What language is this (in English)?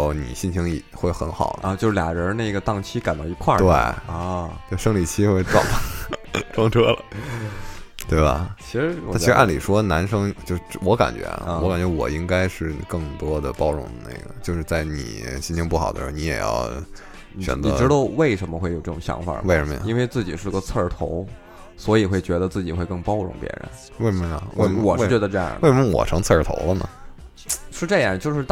Chinese